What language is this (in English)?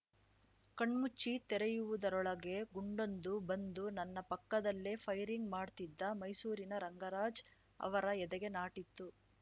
Kannada